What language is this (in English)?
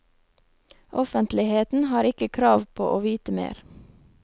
Norwegian